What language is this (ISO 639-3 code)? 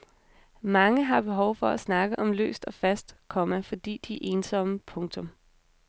dan